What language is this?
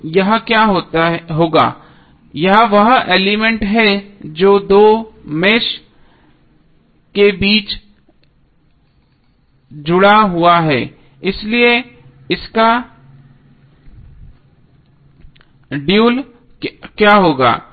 Hindi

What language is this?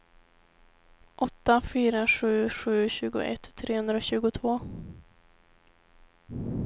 Swedish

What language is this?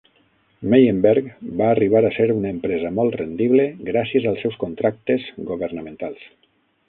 Catalan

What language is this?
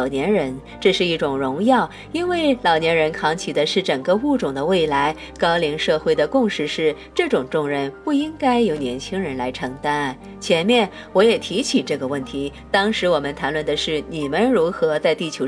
Chinese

